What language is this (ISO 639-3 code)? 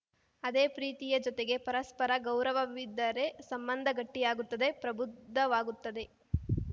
kan